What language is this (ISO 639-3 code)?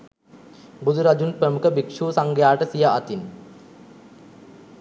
sin